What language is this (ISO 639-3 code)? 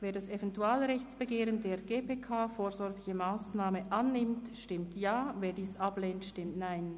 gsw